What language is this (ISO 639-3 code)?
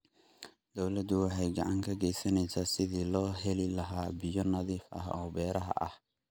som